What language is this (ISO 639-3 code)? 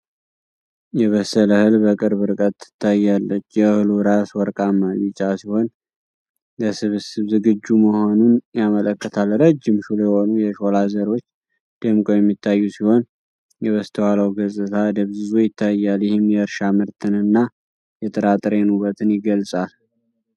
amh